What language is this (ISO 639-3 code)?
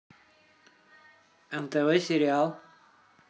rus